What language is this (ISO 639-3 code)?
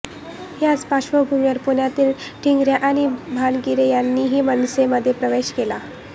mar